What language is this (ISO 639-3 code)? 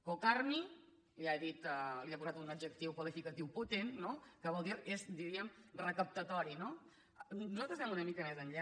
cat